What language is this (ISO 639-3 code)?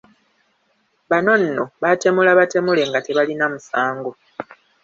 lug